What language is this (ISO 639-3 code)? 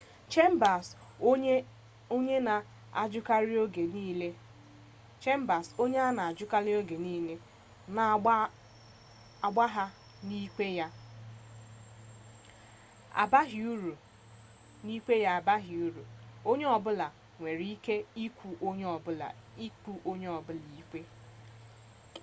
ibo